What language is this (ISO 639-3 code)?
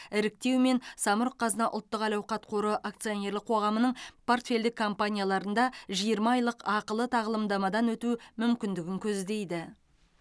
kaz